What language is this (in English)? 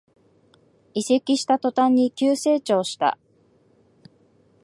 Japanese